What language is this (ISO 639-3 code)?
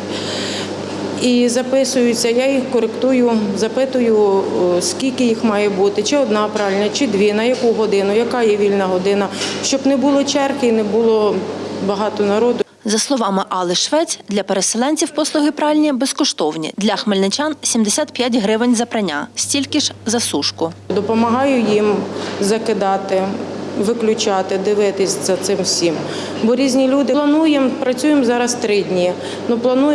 ukr